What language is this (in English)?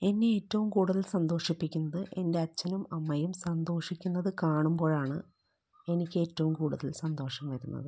Malayalam